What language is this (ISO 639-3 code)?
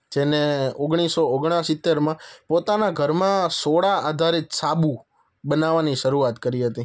guj